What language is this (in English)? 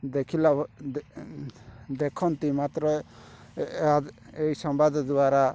Odia